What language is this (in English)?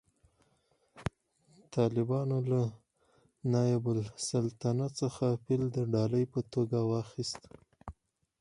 Pashto